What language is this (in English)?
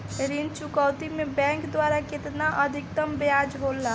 Bhojpuri